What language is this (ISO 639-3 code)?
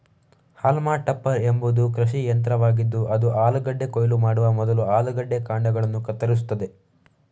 kan